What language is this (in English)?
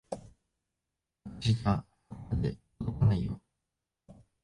Japanese